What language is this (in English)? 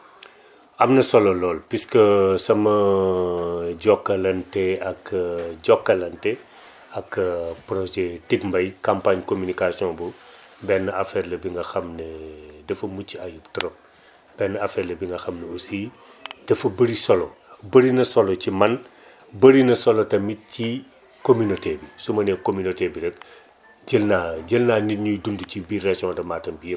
Wolof